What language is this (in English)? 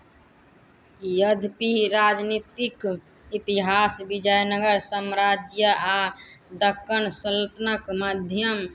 Maithili